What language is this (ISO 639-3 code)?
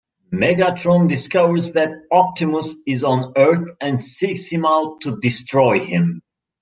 eng